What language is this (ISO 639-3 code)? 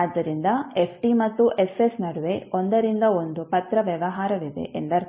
kan